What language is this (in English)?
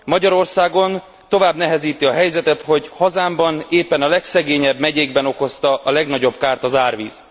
Hungarian